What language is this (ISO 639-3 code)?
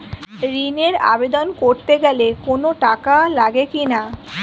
ben